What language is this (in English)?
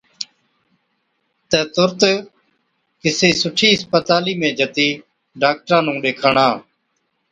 Od